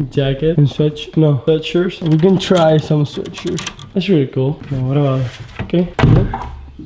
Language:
English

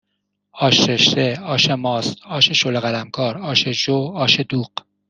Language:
Persian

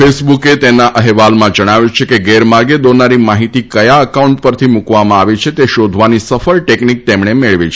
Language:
Gujarati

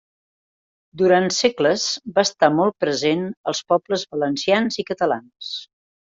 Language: Catalan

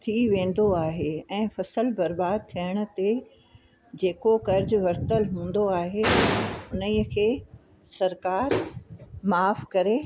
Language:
Sindhi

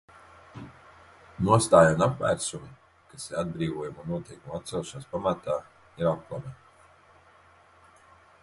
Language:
Latvian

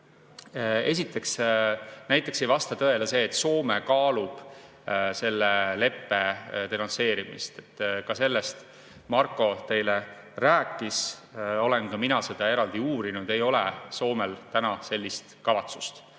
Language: Estonian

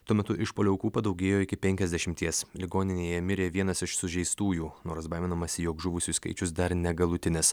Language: Lithuanian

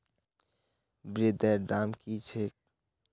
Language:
Magahi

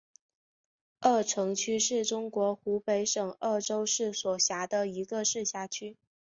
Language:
Chinese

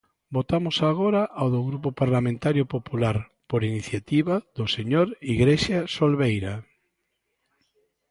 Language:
Galician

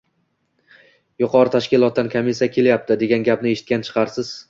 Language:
Uzbek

